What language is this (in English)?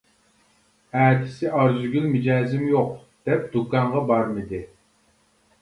Uyghur